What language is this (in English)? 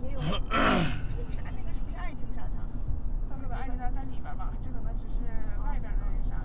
Chinese